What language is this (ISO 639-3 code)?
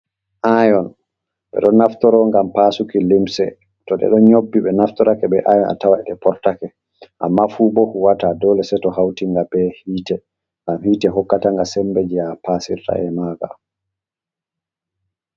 ful